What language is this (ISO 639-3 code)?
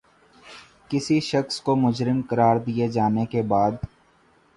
urd